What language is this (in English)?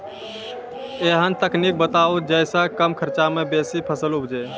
Maithili